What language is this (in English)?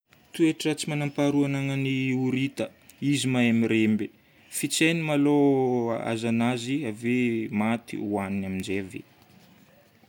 Northern Betsimisaraka Malagasy